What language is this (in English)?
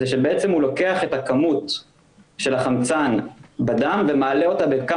Hebrew